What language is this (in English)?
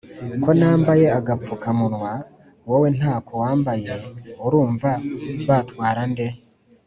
Kinyarwanda